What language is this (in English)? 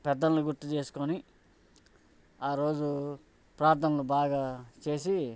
Telugu